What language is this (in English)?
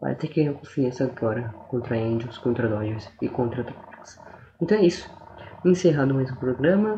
Portuguese